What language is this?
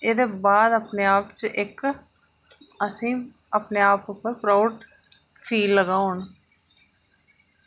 Dogri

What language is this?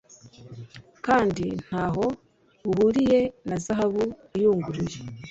Kinyarwanda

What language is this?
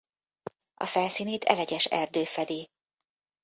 Hungarian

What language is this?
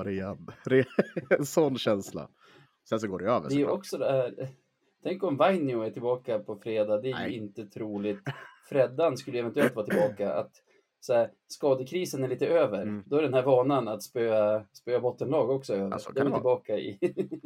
Swedish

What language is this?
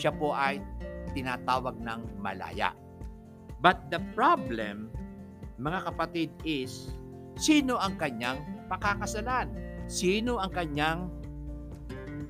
Filipino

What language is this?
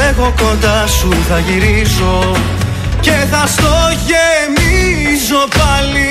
Greek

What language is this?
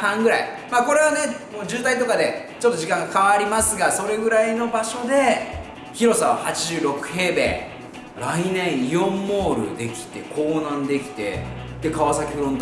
Japanese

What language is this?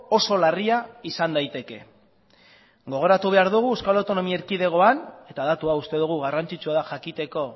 Basque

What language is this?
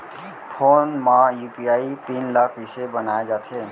Chhattisgarhi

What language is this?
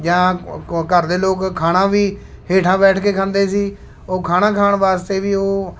Punjabi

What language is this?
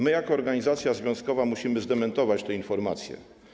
Polish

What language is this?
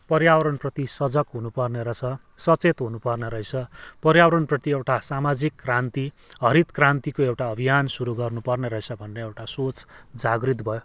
Nepali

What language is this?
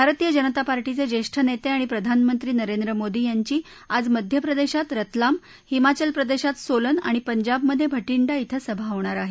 Marathi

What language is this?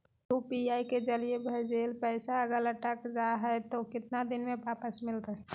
Magahi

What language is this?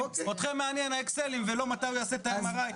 Hebrew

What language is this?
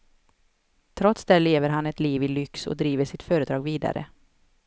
Swedish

